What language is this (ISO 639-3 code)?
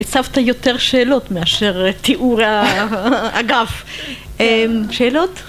heb